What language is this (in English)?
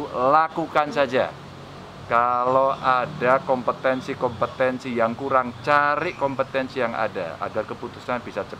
Indonesian